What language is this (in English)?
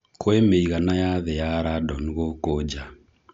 Kikuyu